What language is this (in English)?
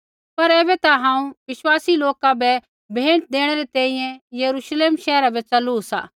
Kullu Pahari